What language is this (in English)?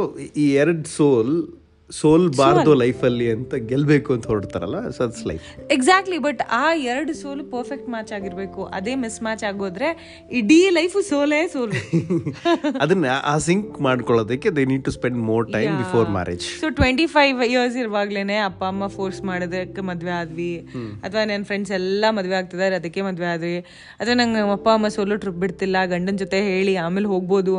Kannada